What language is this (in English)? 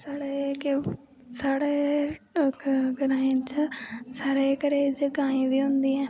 Dogri